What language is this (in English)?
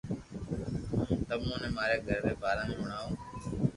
Loarki